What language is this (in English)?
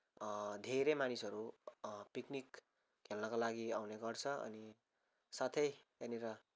Nepali